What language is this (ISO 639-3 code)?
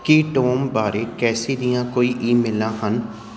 pan